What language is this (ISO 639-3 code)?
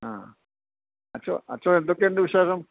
mal